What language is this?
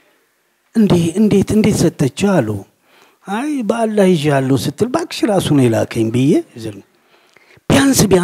Amharic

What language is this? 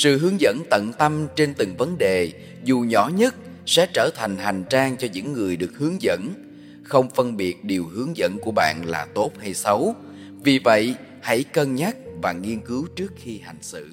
Vietnamese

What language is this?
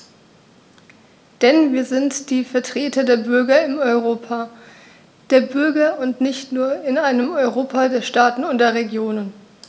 German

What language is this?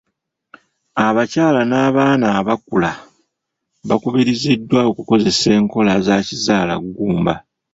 Ganda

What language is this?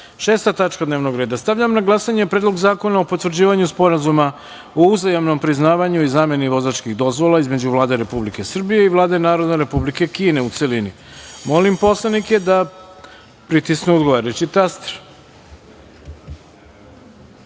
Serbian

